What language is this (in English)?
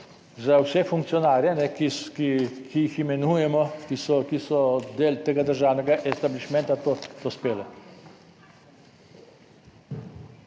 Slovenian